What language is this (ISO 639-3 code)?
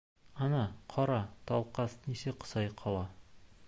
bak